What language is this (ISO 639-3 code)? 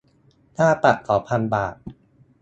tha